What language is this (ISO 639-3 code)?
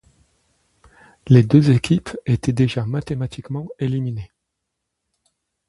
fra